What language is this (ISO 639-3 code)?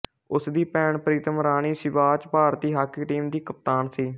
pan